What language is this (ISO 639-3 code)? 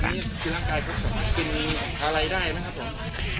tha